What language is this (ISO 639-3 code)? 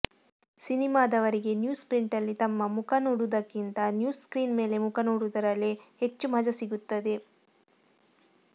kan